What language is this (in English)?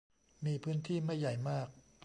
Thai